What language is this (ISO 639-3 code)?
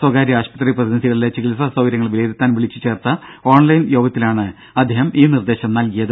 mal